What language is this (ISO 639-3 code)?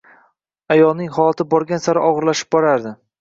uzb